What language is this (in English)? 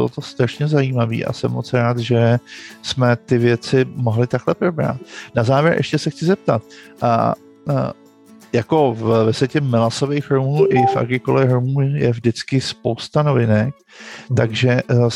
Czech